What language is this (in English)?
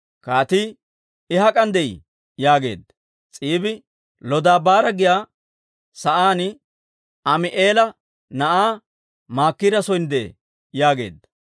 Dawro